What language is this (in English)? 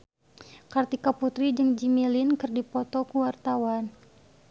Sundanese